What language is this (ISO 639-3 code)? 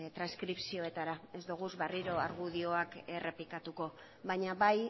eus